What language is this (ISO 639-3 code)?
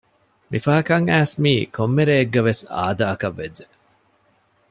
div